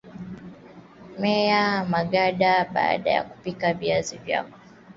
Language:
Swahili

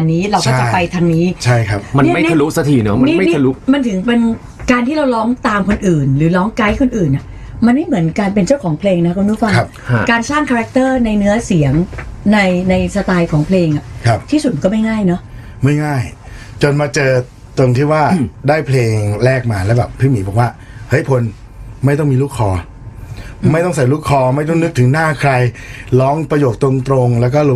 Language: Thai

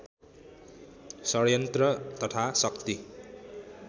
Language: Nepali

